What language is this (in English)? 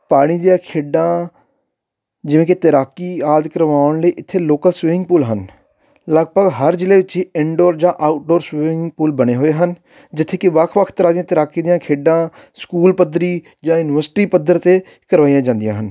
Punjabi